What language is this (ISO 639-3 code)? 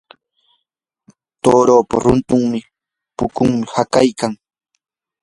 qur